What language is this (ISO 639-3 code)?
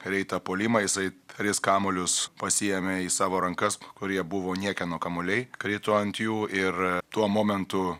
lit